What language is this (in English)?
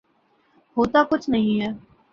Urdu